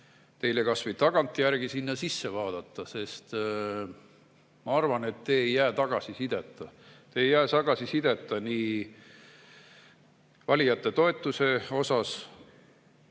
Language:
Estonian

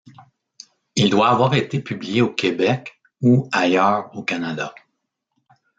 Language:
French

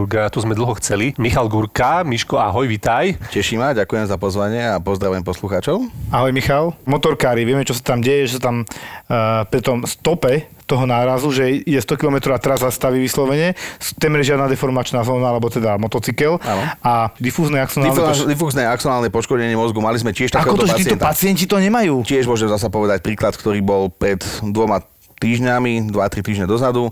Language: Slovak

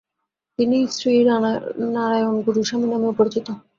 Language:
Bangla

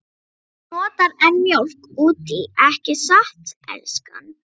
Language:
Icelandic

